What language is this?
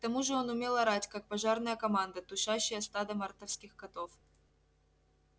Russian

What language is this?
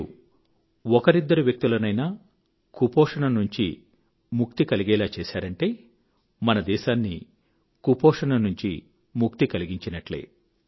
Telugu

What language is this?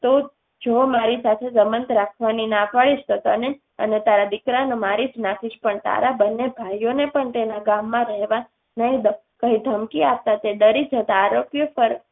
Gujarati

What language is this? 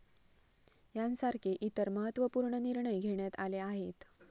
Marathi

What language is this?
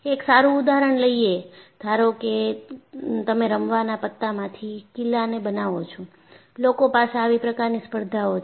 Gujarati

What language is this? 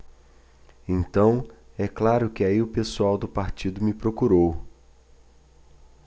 Portuguese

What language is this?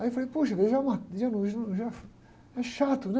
Portuguese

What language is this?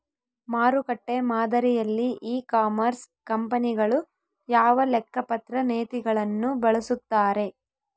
Kannada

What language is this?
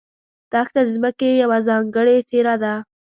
Pashto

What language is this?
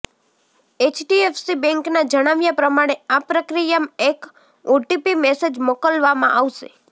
Gujarati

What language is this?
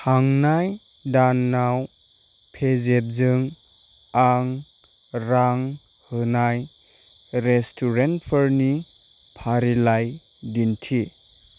Bodo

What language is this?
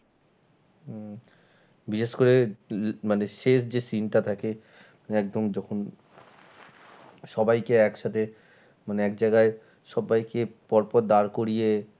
Bangla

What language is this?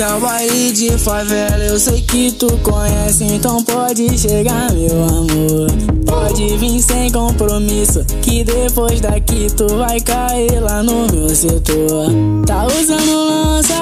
Spanish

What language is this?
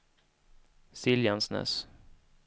Swedish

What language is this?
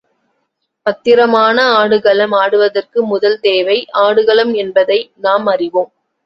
Tamil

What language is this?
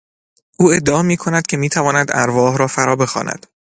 Persian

